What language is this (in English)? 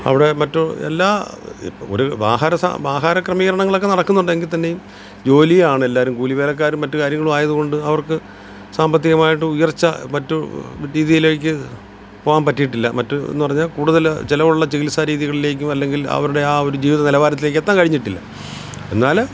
Malayalam